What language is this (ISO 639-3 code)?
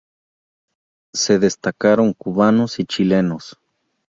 spa